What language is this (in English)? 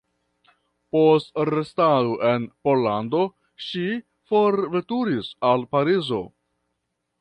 Esperanto